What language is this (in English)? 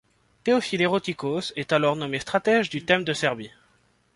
French